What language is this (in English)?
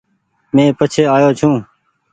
Goaria